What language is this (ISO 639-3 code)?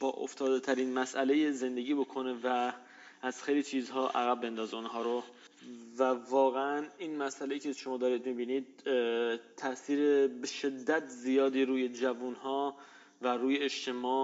fas